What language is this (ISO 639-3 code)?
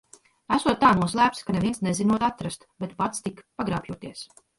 lav